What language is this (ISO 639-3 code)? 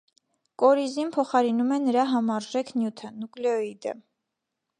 hye